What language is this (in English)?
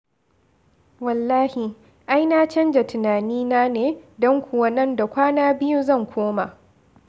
Hausa